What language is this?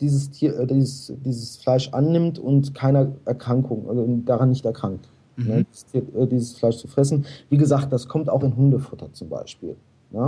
German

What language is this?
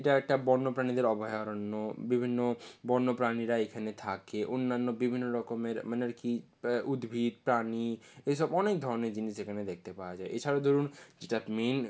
Bangla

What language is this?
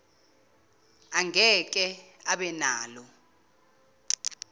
Zulu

